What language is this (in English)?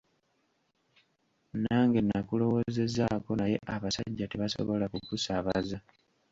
Ganda